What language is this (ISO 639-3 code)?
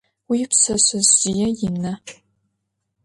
ady